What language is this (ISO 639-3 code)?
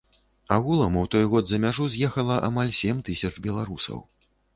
bel